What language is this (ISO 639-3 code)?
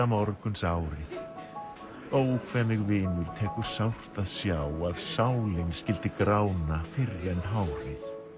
isl